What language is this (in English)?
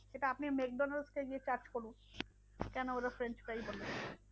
Bangla